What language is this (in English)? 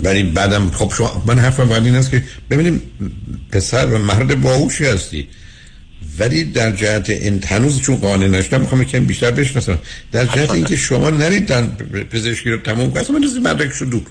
Persian